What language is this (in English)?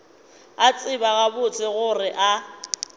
Northern Sotho